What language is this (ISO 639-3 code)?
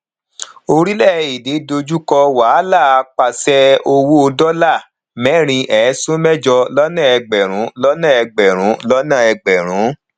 yor